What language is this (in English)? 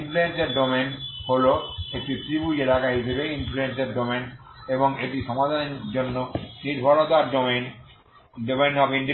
Bangla